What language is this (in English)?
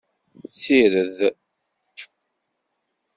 Kabyle